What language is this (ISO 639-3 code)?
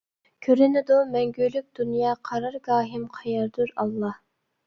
uig